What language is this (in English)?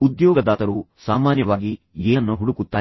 Kannada